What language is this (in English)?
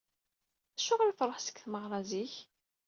Kabyle